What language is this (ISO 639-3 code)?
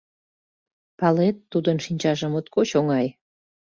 chm